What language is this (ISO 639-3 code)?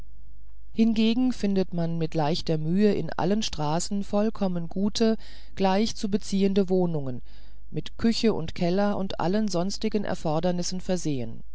deu